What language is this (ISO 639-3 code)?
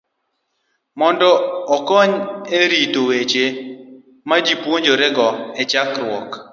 luo